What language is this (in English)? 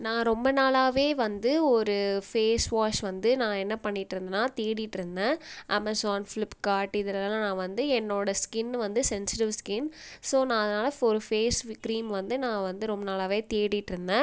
Tamil